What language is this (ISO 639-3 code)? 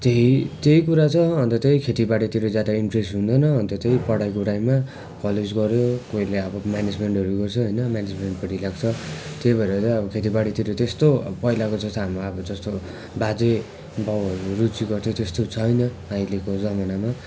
nep